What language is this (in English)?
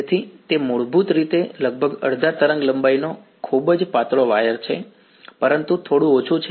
Gujarati